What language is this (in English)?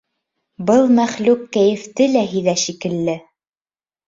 Bashkir